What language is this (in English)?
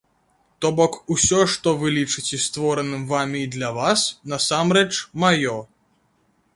Belarusian